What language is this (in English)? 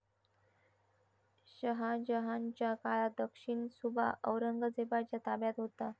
Marathi